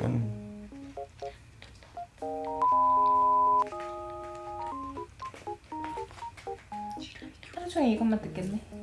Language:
Korean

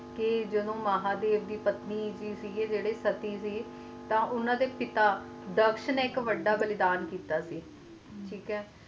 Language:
Punjabi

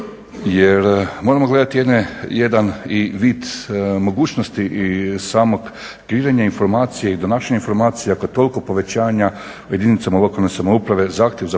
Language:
Croatian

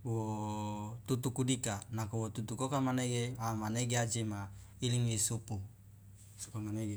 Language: Loloda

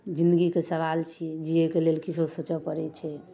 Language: Maithili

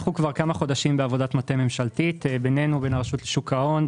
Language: Hebrew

